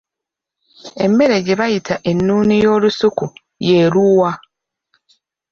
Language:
Ganda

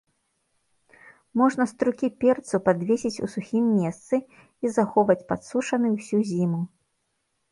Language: Belarusian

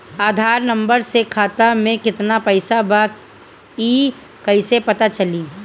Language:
Bhojpuri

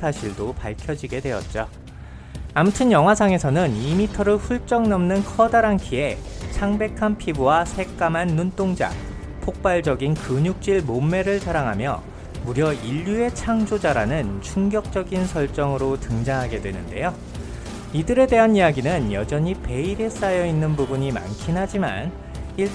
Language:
Korean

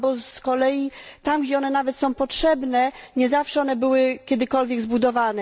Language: Polish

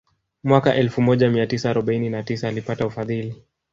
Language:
Swahili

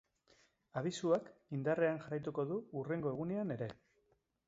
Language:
Basque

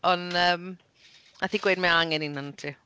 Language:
Welsh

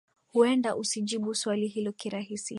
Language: Swahili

